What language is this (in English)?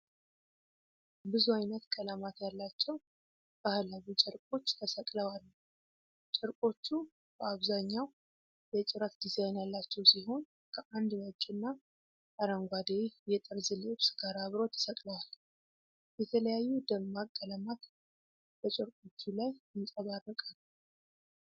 Amharic